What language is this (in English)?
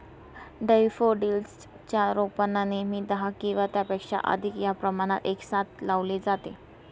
Marathi